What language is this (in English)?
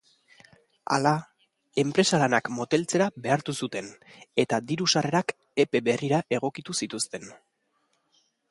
Basque